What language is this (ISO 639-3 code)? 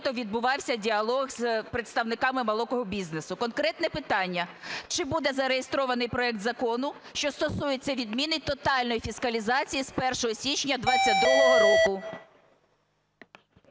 ukr